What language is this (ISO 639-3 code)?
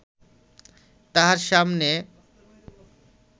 ben